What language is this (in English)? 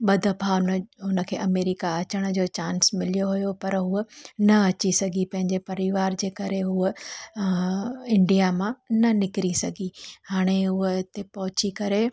Sindhi